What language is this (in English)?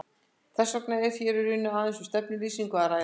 Icelandic